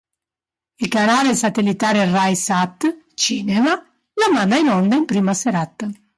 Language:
Italian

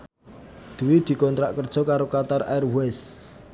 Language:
Javanese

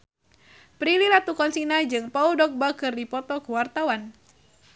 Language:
Sundanese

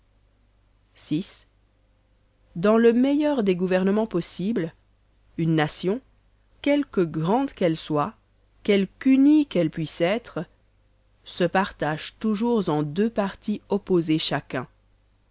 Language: French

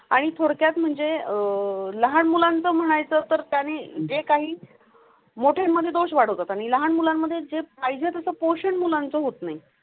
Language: Marathi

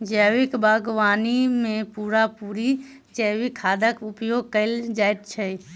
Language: Maithili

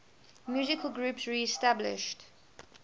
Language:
English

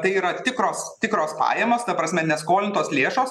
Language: Lithuanian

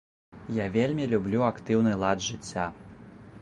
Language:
Belarusian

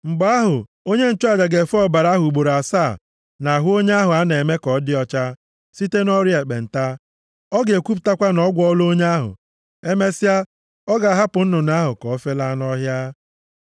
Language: Igbo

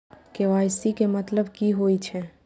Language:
Maithili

